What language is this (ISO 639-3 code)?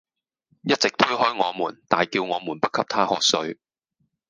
yue